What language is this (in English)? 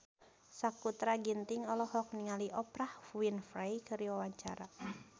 Sundanese